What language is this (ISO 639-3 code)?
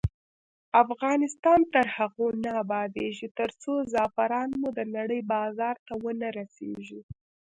pus